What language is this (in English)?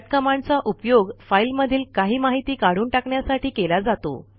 Marathi